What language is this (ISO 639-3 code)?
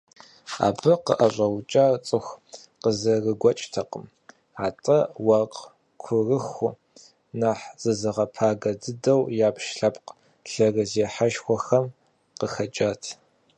kbd